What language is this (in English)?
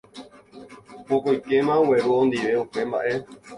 Guarani